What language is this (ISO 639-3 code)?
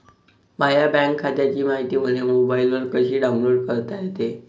mar